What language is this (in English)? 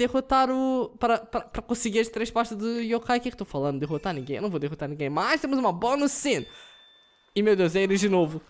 Portuguese